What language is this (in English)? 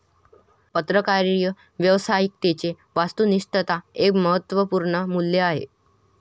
Marathi